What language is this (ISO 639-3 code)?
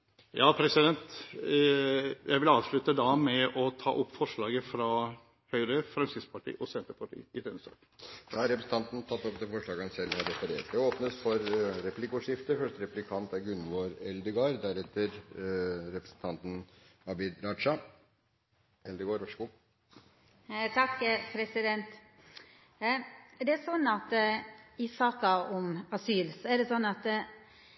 nor